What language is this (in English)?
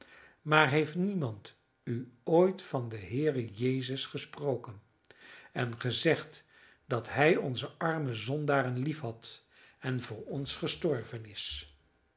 Dutch